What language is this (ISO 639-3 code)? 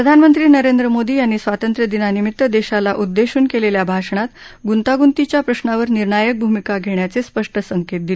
mar